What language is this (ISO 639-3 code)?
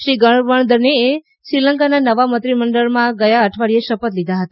guj